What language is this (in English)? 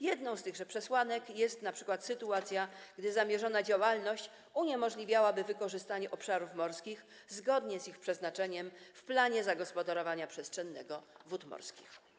Polish